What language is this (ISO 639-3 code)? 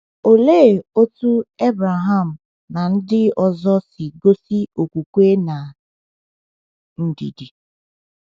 ibo